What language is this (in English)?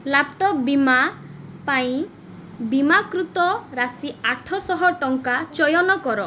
Odia